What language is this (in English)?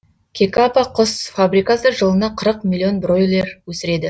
Kazakh